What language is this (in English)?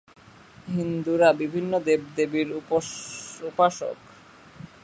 Bangla